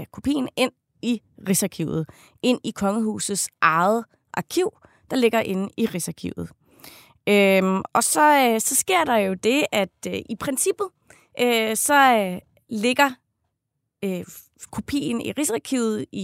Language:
Danish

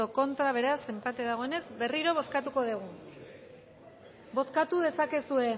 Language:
Basque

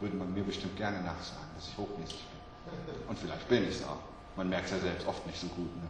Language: German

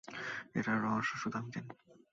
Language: Bangla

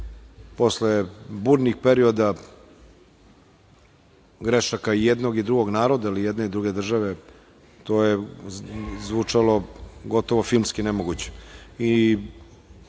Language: Serbian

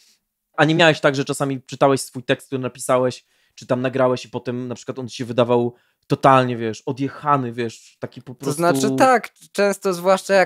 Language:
Polish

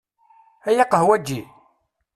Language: Kabyle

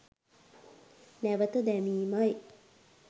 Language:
Sinhala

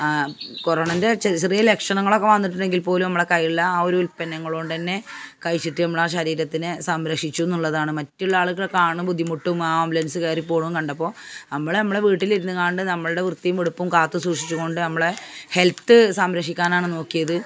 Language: Malayalam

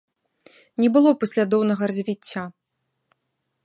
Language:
Belarusian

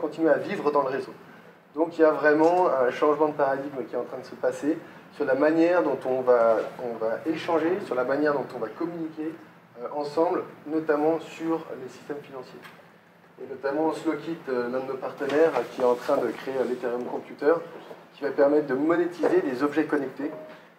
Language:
French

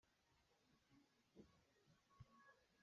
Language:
Hakha Chin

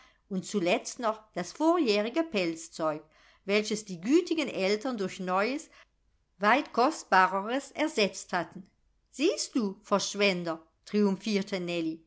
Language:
German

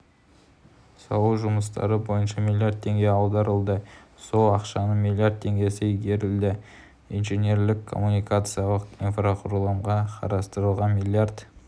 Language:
Kazakh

